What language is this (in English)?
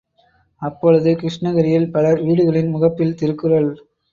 Tamil